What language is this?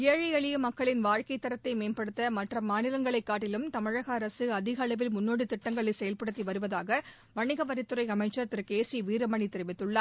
Tamil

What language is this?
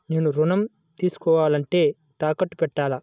Telugu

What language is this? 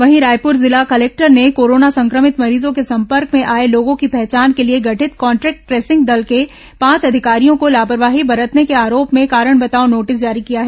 Hindi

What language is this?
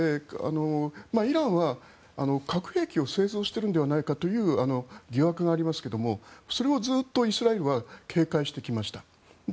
Japanese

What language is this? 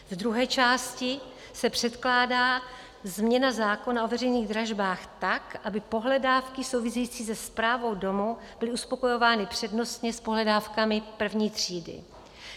Czech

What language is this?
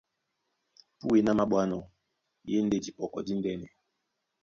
Duala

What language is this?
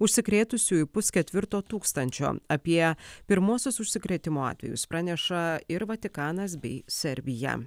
Lithuanian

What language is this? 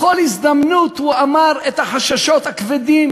Hebrew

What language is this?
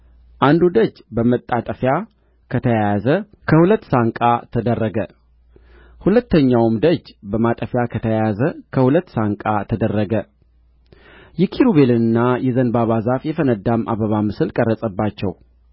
Amharic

